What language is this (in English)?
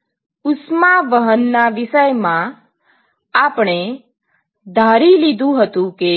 Gujarati